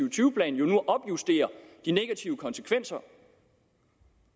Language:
Danish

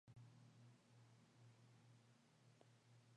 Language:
Spanish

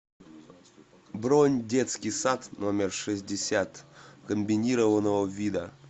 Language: Russian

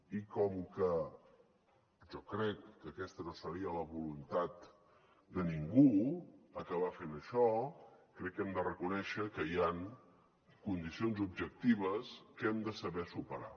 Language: Catalan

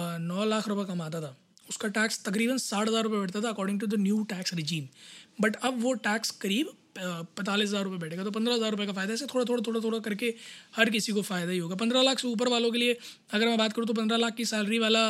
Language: Hindi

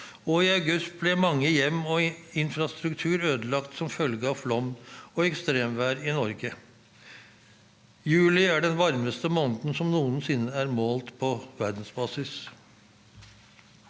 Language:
Norwegian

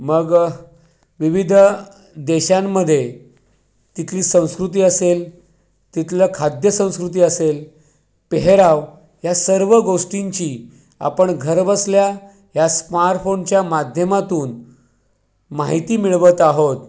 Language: Marathi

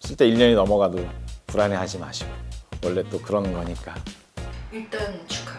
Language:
Korean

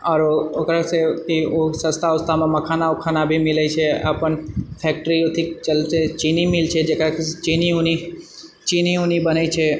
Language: Maithili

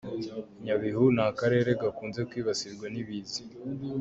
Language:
Kinyarwanda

